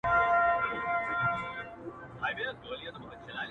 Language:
Pashto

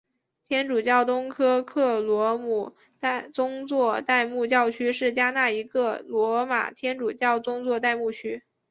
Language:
Chinese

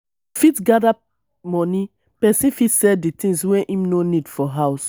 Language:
Nigerian Pidgin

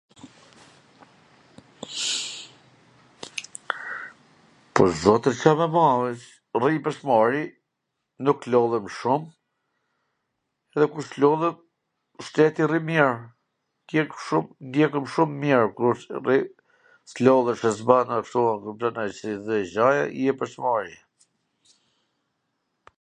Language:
Gheg Albanian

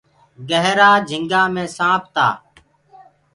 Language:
Gurgula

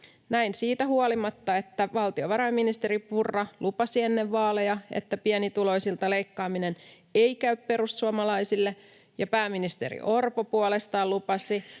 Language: Finnish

